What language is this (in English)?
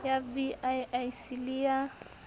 Southern Sotho